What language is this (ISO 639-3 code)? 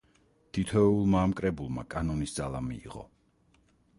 kat